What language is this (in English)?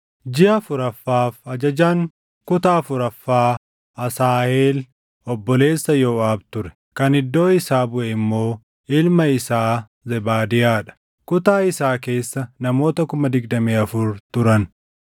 Oromo